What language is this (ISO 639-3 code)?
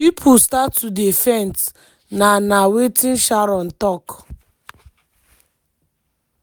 pcm